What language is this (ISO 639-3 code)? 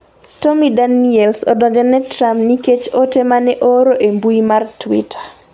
luo